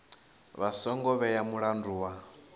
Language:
Venda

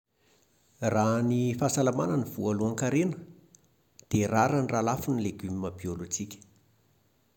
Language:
Malagasy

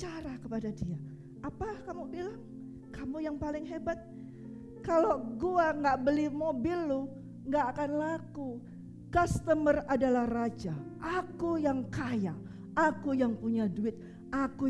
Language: Indonesian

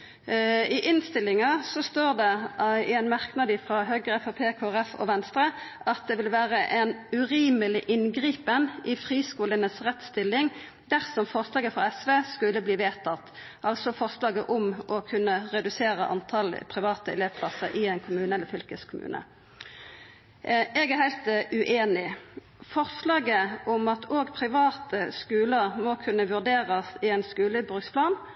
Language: Norwegian Nynorsk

